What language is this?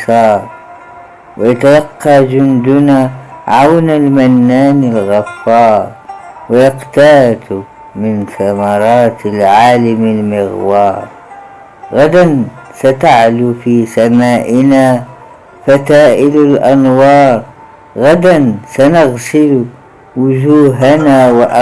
Arabic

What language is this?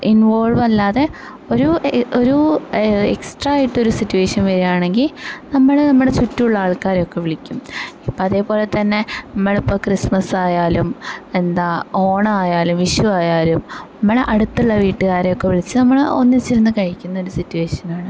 Malayalam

